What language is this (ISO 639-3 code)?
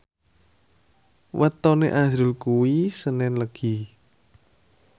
jav